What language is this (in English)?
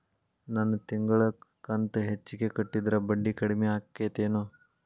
Kannada